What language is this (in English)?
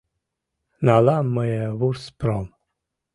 Mari